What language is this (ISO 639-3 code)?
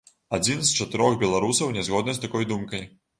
bel